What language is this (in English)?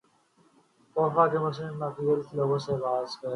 Urdu